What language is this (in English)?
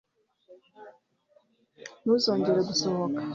Kinyarwanda